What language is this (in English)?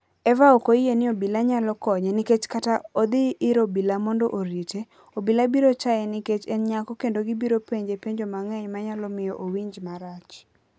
Luo (Kenya and Tanzania)